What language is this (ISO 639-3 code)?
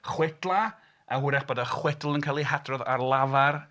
cym